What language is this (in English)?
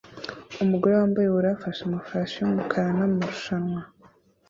Kinyarwanda